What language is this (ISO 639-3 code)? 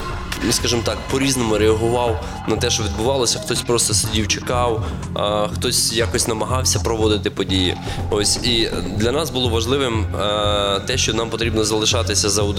ukr